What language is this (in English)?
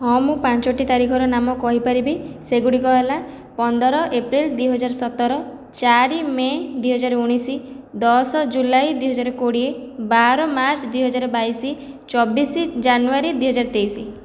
Odia